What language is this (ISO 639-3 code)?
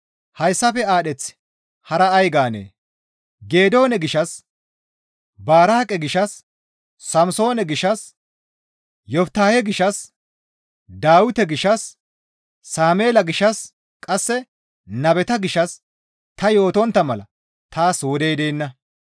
gmv